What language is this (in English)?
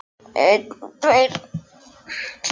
Icelandic